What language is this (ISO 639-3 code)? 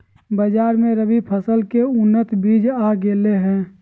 mag